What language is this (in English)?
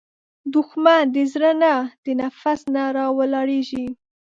Pashto